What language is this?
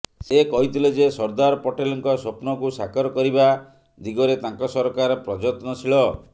Odia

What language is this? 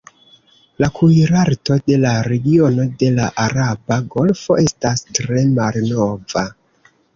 Esperanto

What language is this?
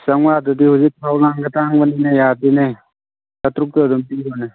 Manipuri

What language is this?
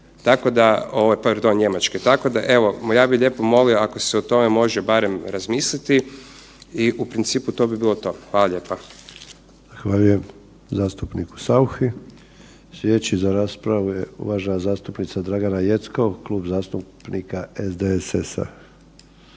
Croatian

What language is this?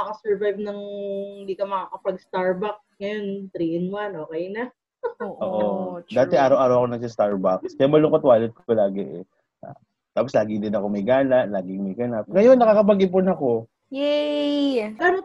Filipino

